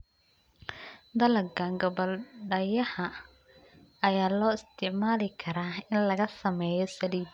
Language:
Somali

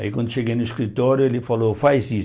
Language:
Portuguese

